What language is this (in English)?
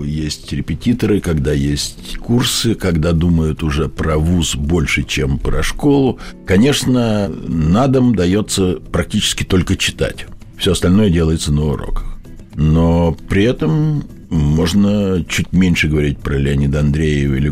Russian